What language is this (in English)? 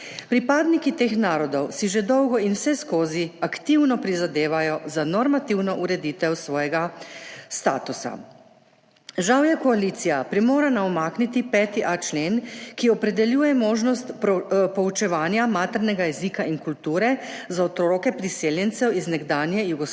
Slovenian